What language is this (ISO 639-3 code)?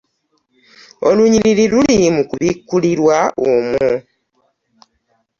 lug